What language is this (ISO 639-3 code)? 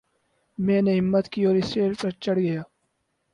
urd